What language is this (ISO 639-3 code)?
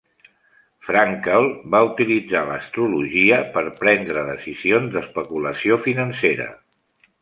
cat